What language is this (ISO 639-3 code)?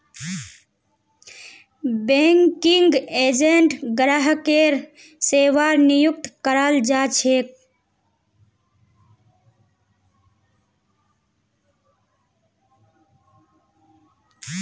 mag